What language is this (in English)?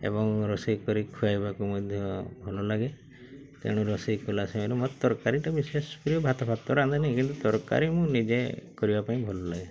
Odia